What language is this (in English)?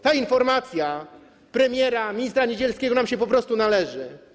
Polish